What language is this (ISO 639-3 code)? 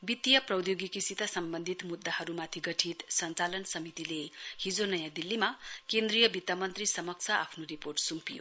nep